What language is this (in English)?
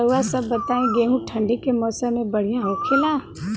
Bhojpuri